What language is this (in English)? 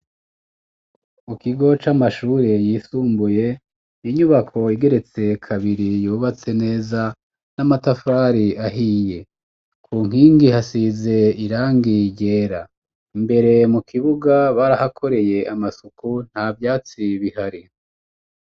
Rundi